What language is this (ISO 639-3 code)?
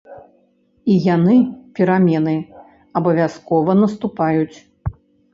bel